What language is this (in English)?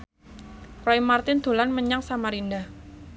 Javanese